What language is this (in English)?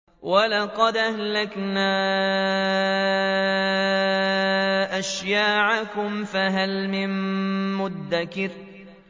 Arabic